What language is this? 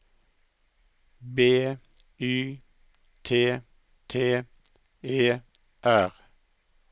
Norwegian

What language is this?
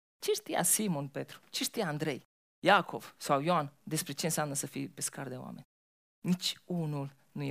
Romanian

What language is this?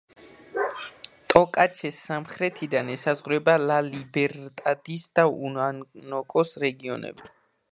Georgian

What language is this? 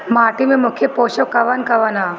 Bhojpuri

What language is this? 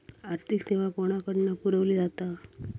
Marathi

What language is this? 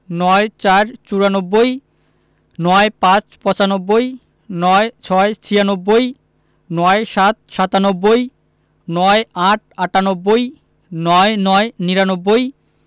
Bangla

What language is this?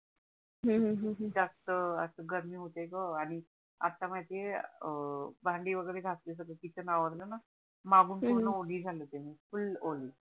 Marathi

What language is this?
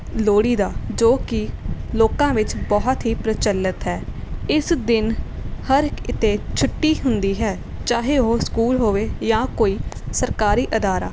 Punjabi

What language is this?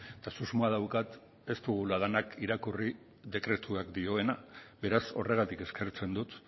Basque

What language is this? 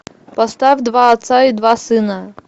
Russian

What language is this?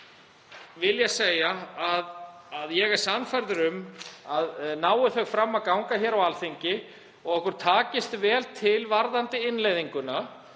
Icelandic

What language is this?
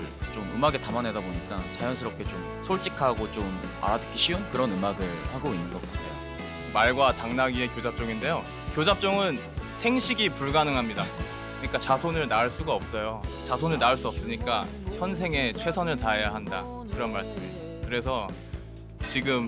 Korean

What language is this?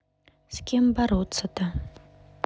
Russian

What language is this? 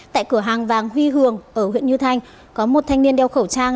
Vietnamese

